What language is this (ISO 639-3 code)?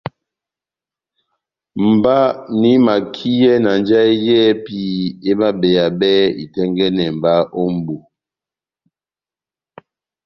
bnm